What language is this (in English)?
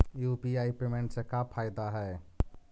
Magahi